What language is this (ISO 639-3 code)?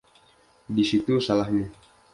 ind